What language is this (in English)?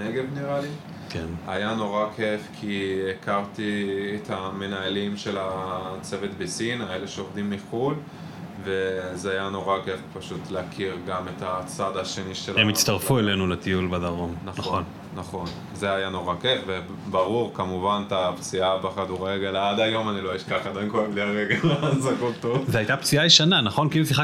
Hebrew